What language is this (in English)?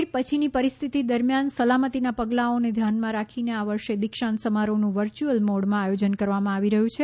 Gujarati